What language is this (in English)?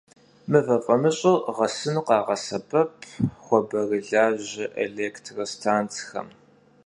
Kabardian